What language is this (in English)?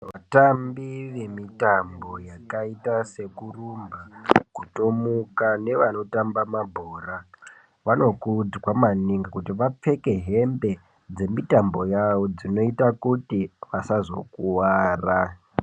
Ndau